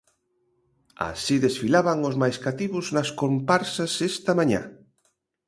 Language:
Galician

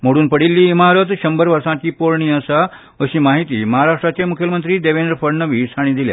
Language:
Konkani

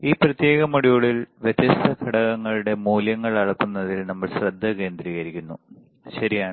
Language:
Malayalam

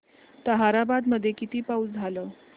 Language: Marathi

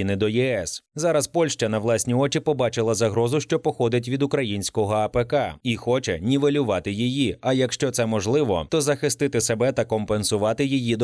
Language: Ukrainian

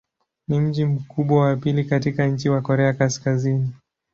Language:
Swahili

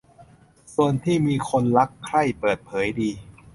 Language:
Thai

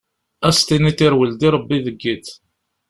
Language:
Kabyle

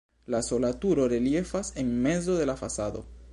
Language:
Esperanto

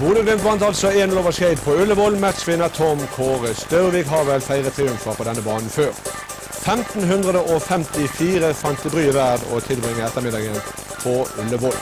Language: Norwegian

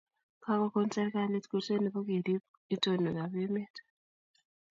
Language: Kalenjin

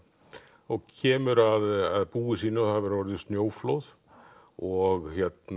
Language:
Icelandic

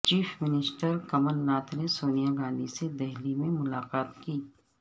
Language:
Urdu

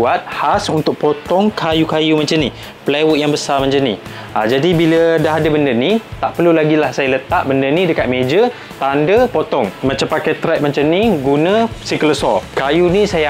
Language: Malay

